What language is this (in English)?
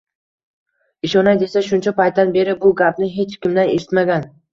Uzbek